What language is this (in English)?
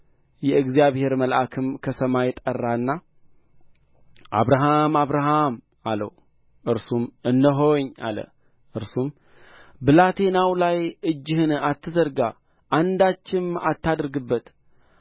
Amharic